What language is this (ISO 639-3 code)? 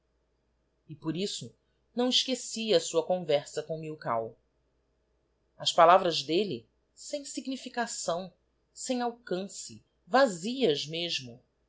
por